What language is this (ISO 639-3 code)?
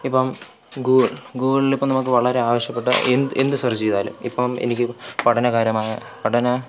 mal